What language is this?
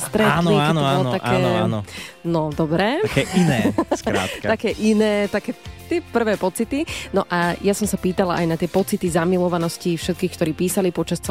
Slovak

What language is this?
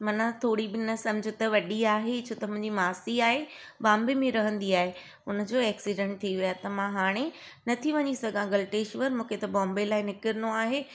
Sindhi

